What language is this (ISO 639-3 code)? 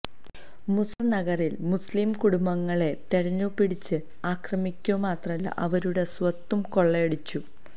mal